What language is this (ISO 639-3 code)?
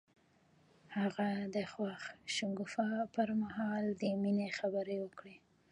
pus